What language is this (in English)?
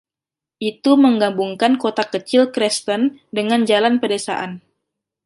Indonesian